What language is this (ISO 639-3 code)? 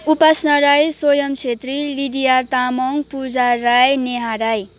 nep